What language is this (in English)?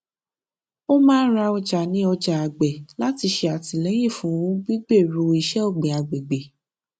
Yoruba